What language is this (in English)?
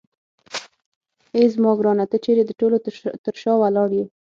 Pashto